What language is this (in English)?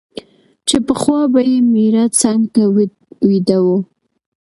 Pashto